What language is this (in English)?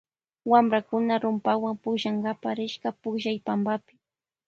Loja Highland Quichua